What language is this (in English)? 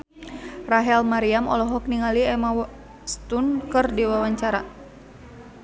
Sundanese